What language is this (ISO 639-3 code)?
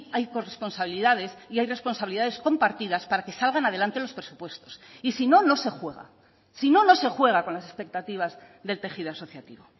spa